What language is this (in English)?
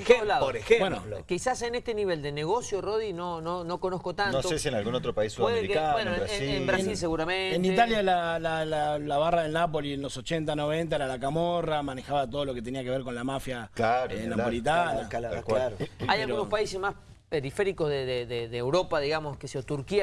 Spanish